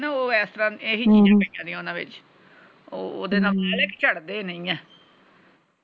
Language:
Punjabi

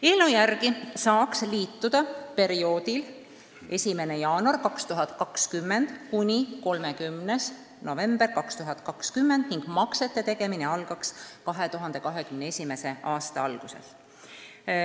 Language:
Estonian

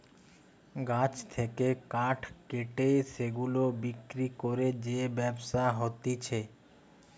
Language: Bangla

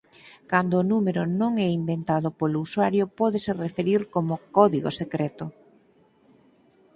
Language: Galician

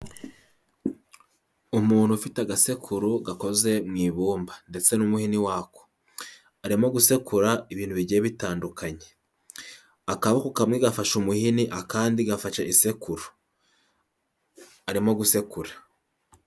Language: Kinyarwanda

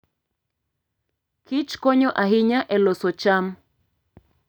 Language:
Luo (Kenya and Tanzania)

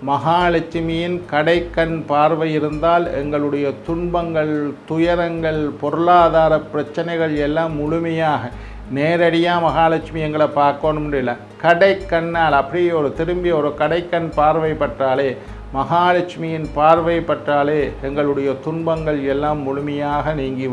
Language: Indonesian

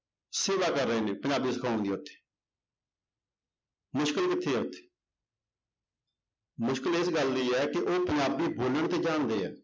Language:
Punjabi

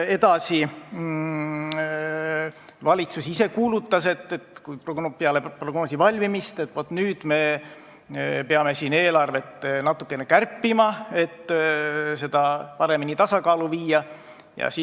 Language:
Estonian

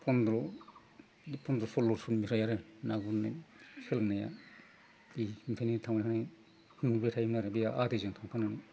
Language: Bodo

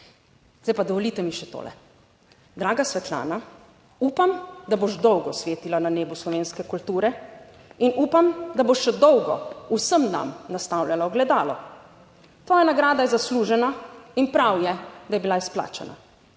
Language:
Slovenian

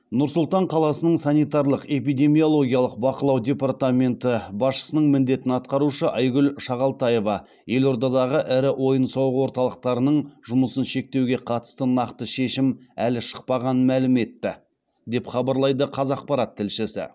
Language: Kazakh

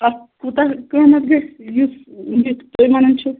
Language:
Kashmiri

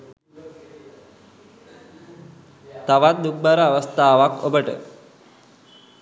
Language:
Sinhala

